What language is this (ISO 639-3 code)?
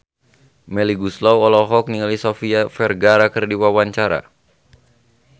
sun